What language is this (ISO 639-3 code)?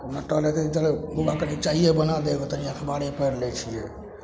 mai